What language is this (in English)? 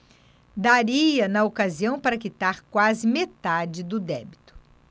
Portuguese